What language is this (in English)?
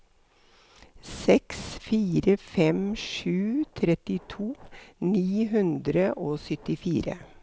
Norwegian